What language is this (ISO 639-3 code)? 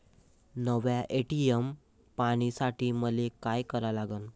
mar